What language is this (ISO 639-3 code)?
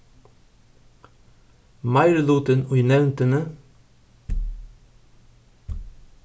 fao